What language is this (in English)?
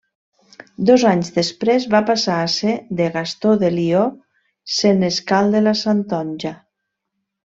Catalan